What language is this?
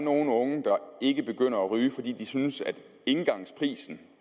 Danish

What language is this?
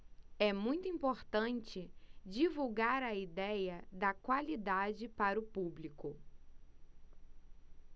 Portuguese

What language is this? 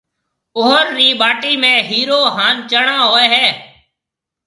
Marwari (Pakistan)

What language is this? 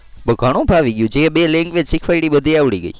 Gujarati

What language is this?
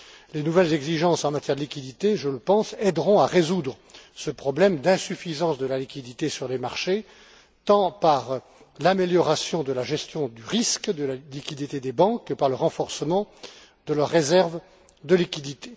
French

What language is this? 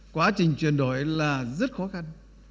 Vietnamese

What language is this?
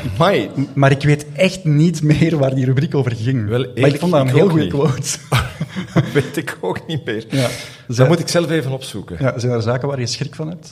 Dutch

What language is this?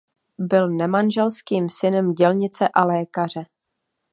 Czech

